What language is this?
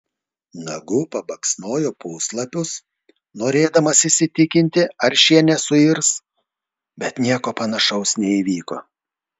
Lithuanian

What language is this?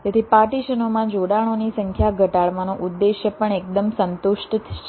Gujarati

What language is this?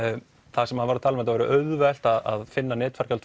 Icelandic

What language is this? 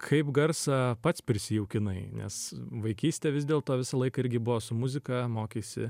Lithuanian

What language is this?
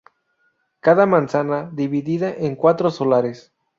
Spanish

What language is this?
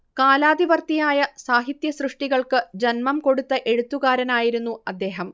Malayalam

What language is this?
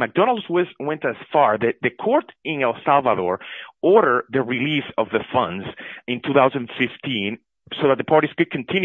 English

